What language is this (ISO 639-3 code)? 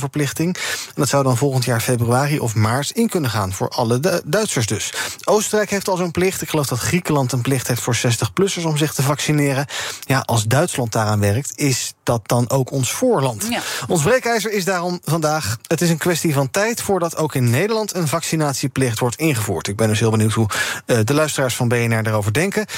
nld